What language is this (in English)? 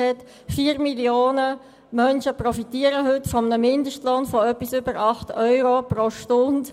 Swiss German